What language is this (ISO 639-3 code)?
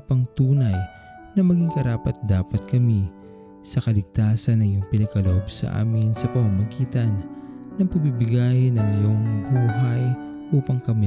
fil